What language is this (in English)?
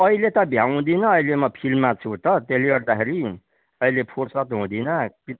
Nepali